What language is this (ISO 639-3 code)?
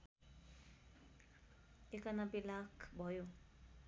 nep